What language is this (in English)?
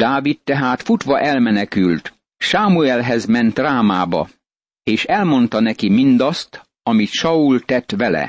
Hungarian